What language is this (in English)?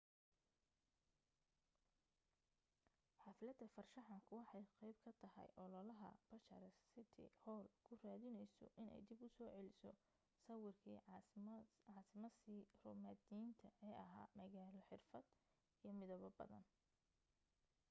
Somali